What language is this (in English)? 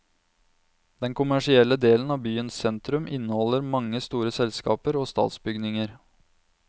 Norwegian